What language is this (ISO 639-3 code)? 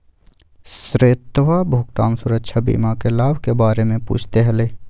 mag